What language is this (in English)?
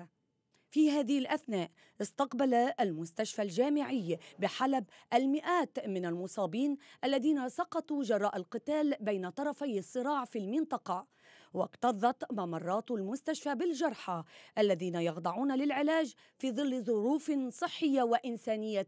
Arabic